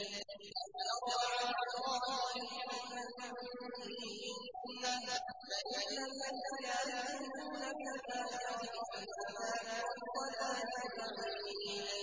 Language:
Arabic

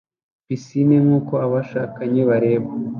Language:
Kinyarwanda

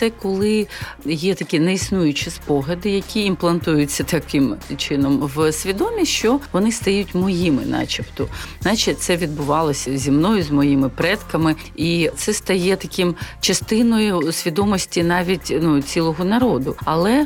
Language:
Ukrainian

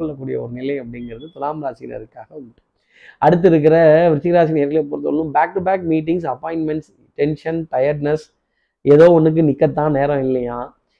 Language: Tamil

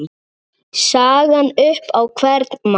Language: Icelandic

